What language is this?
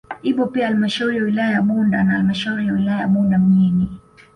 Swahili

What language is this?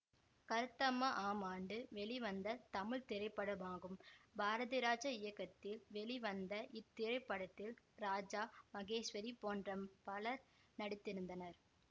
Tamil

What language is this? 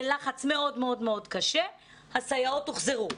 Hebrew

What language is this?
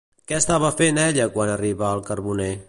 Catalan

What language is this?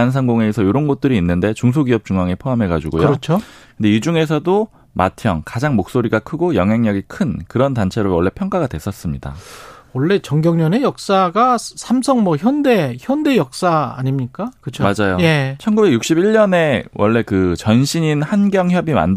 Korean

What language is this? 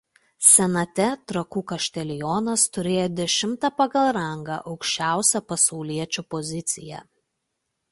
Lithuanian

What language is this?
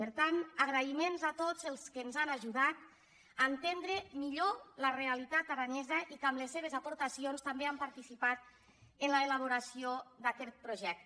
Catalan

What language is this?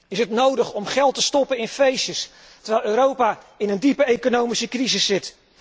Dutch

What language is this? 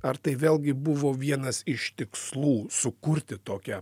Lithuanian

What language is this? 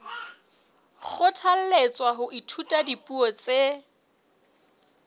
Southern Sotho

